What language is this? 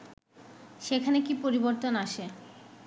Bangla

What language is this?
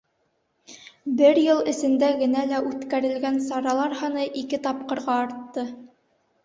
Bashkir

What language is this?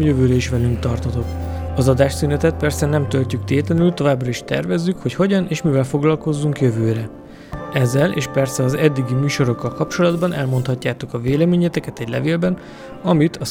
Hungarian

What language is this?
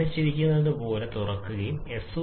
Malayalam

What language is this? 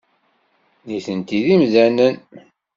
Kabyle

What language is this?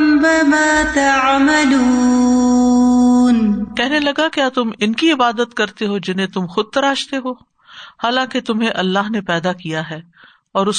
Urdu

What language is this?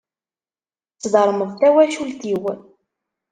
Kabyle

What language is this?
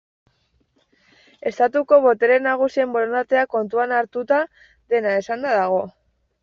Basque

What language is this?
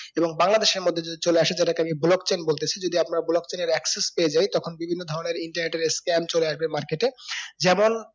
Bangla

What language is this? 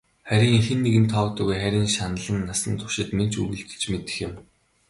Mongolian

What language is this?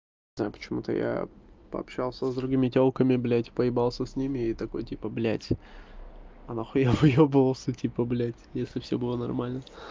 Russian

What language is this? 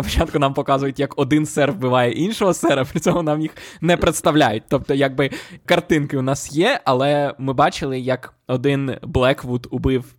Ukrainian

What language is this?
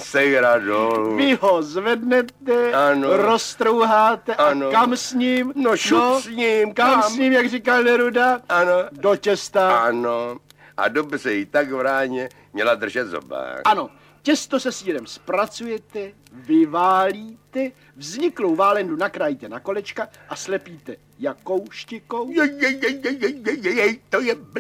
Czech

